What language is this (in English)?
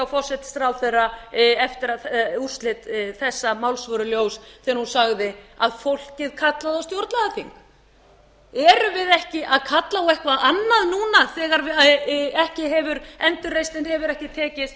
Icelandic